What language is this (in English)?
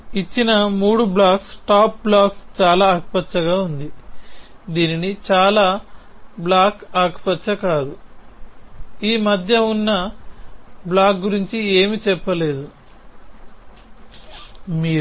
Telugu